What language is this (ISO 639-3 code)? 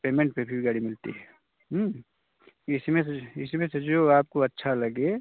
hin